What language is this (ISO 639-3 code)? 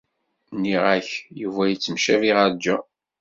kab